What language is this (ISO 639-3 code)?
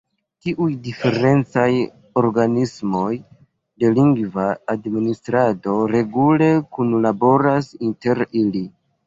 epo